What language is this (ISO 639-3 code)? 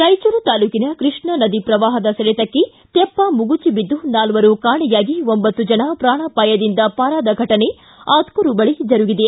kan